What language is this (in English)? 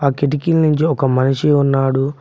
Telugu